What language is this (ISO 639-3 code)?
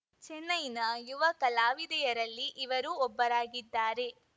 kan